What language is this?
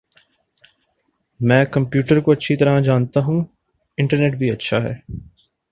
Urdu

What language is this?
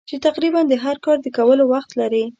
Pashto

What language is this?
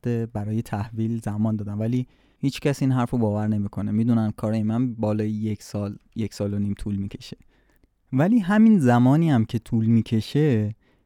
Persian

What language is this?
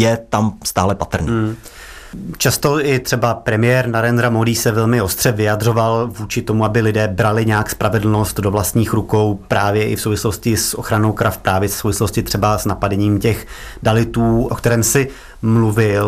Czech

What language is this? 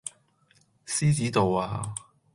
Cantonese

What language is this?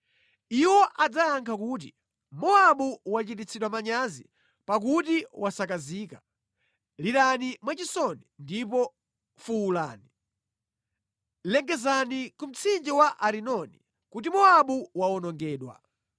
Nyanja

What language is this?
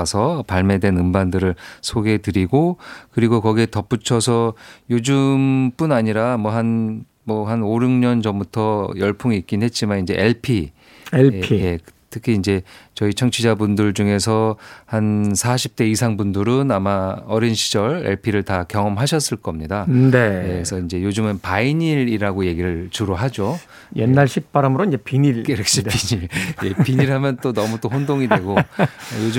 Korean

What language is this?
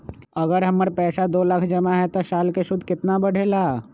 Magahi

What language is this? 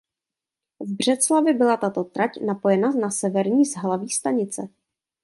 Czech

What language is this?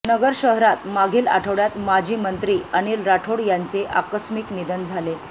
Marathi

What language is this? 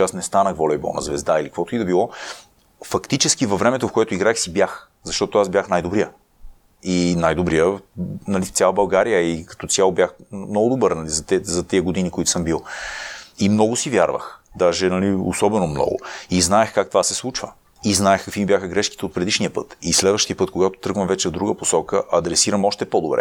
Bulgarian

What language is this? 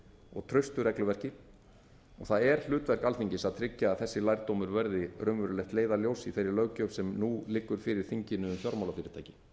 Icelandic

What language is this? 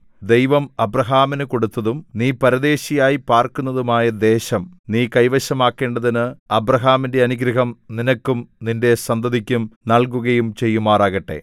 Malayalam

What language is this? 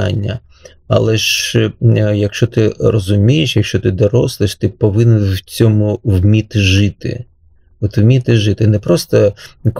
Ukrainian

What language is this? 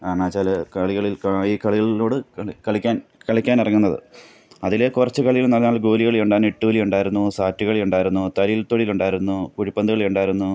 Malayalam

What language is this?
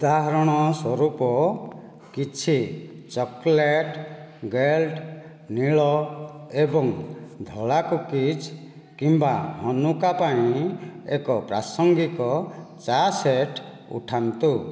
Odia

